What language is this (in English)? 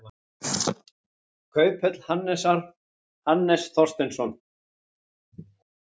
Icelandic